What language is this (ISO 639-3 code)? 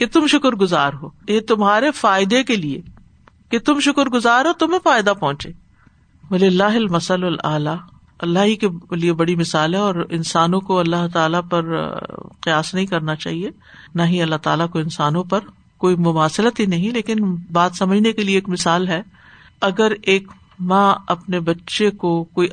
urd